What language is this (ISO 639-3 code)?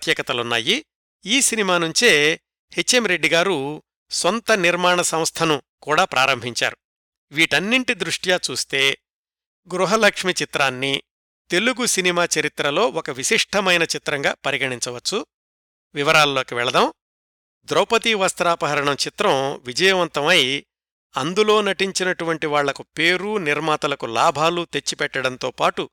tel